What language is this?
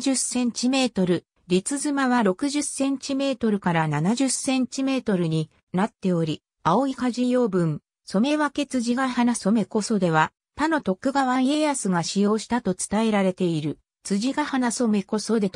Japanese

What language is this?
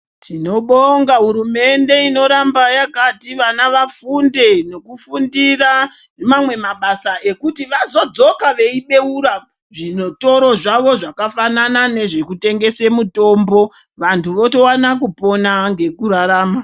Ndau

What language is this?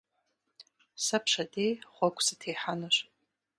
Kabardian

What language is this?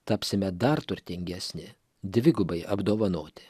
Lithuanian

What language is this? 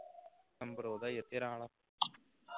Punjabi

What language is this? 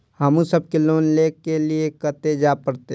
Maithili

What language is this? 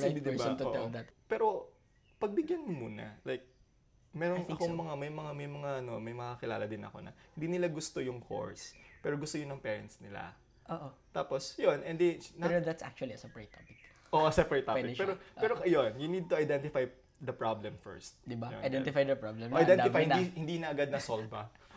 Filipino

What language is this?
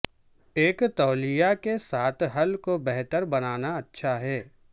Urdu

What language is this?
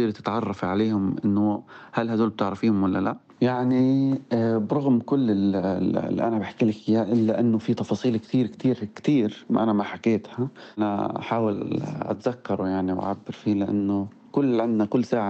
Arabic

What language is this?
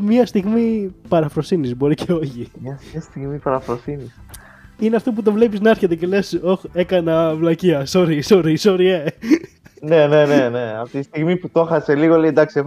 Greek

